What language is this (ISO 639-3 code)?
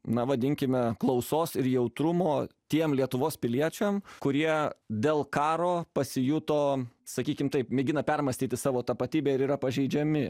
lit